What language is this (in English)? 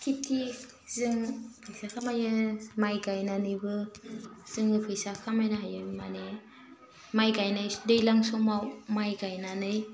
Bodo